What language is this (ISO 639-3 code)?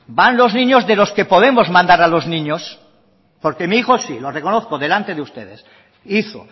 spa